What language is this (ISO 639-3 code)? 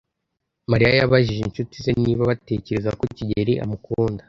kin